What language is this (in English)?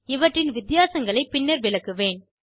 Tamil